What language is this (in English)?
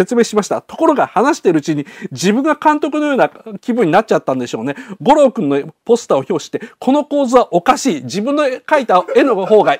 Japanese